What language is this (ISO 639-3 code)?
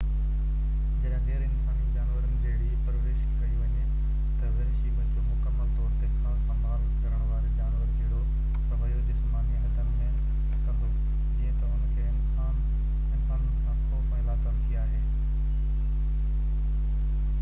snd